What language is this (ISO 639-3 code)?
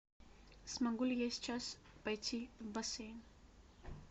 rus